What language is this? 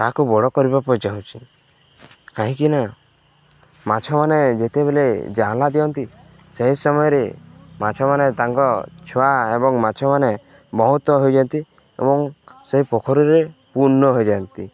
Odia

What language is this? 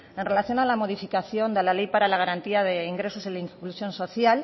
Spanish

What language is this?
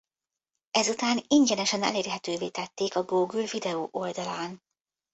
Hungarian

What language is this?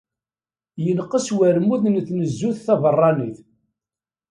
Kabyle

